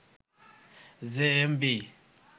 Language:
Bangla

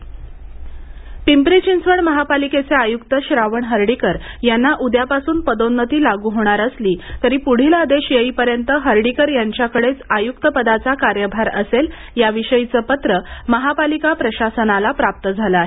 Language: Marathi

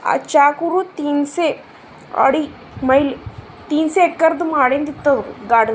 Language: Kannada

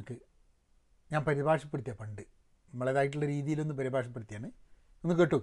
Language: Malayalam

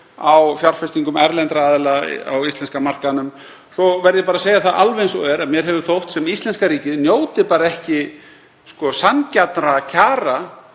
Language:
Icelandic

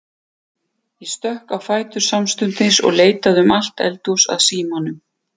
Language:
Icelandic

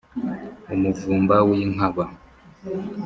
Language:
Kinyarwanda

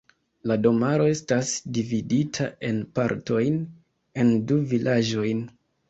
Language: Esperanto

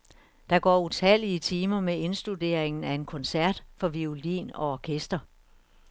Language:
Danish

